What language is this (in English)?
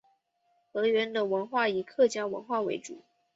Chinese